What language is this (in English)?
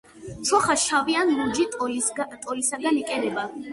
Georgian